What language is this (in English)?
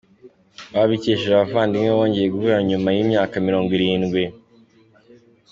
Kinyarwanda